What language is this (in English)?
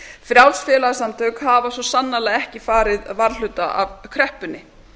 Icelandic